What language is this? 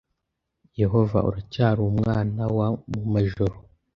Kinyarwanda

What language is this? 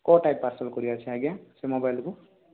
Odia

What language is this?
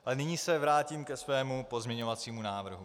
Czech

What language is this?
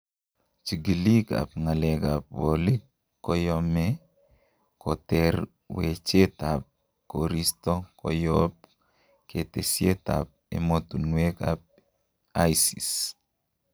Kalenjin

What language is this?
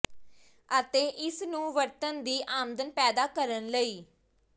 Punjabi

